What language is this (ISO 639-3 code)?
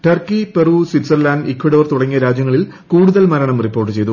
mal